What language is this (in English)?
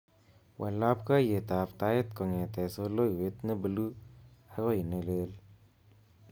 Kalenjin